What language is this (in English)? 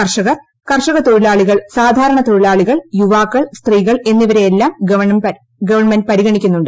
Malayalam